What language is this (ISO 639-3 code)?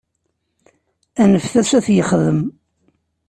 kab